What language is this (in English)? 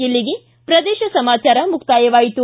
Kannada